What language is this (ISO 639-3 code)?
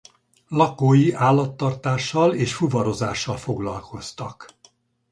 hun